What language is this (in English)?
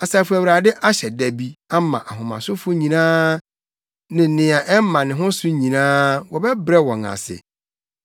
Akan